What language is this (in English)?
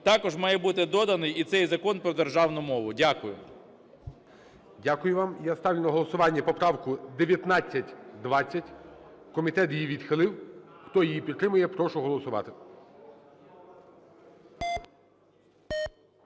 Ukrainian